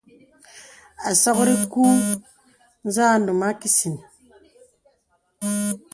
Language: Bebele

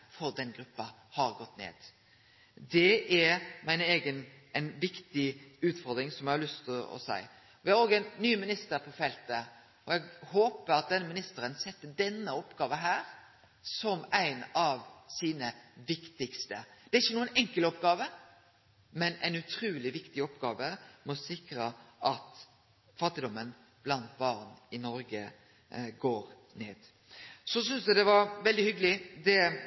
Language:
Norwegian Nynorsk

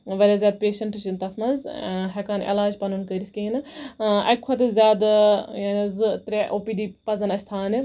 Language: Kashmiri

